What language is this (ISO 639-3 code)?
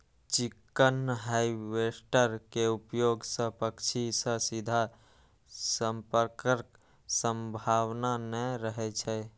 mai